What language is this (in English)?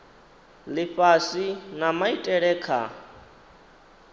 Venda